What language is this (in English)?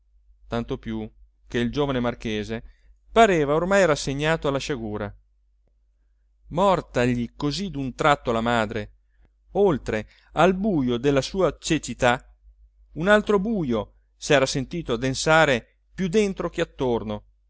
Italian